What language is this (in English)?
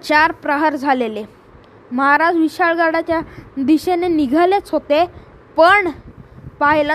Marathi